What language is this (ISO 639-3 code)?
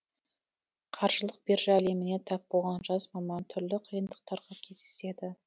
kaz